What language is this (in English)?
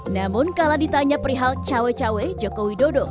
Indonesian